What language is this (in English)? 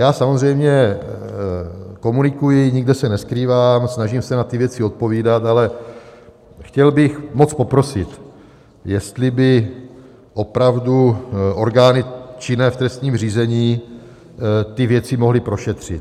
Czech